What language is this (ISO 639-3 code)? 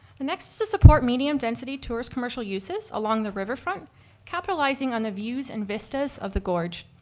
eng